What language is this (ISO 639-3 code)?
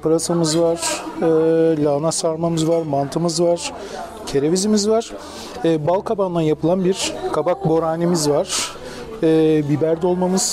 tur